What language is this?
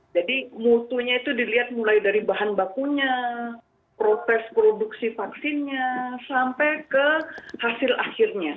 Indonesian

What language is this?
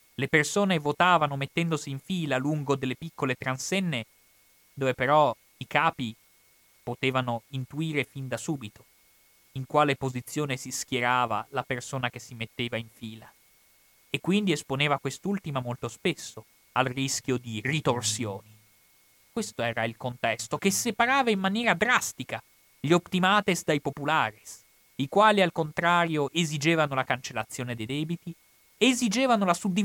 Italian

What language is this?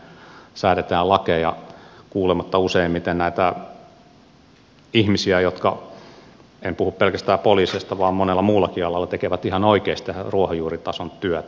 Finnish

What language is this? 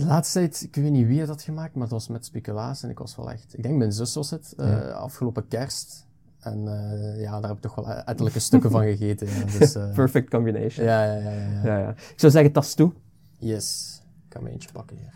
Dutch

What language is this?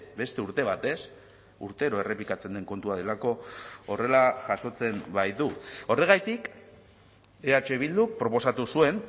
Basque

